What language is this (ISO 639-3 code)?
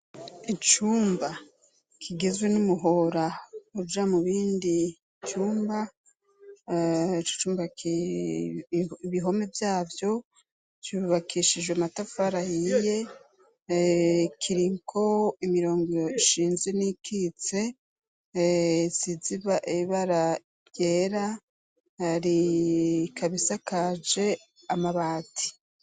run